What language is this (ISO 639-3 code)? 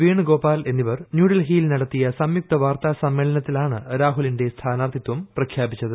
mal